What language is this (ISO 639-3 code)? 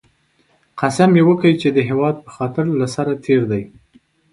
pus